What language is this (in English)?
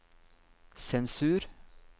Norwegian